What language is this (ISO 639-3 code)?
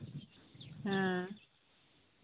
sat